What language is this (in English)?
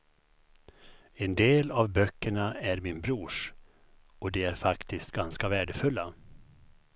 Swedish